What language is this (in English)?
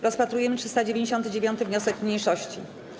Polish